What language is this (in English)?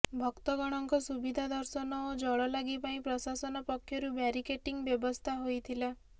Odia